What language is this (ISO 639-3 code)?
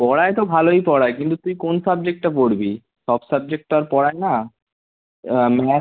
ben